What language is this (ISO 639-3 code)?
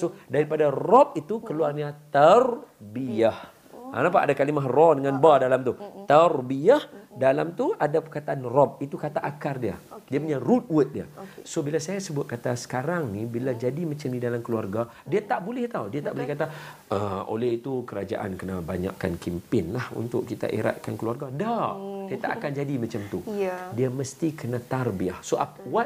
msa